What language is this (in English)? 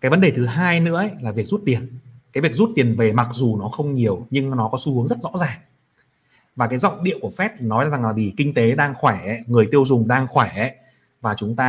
Vietnamese